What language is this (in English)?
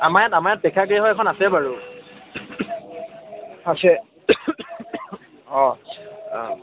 Assamese